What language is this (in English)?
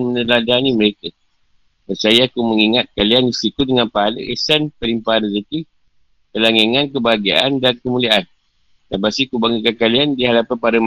Malay